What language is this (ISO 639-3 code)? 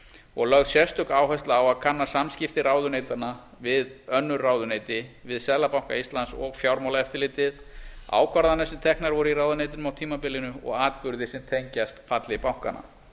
isl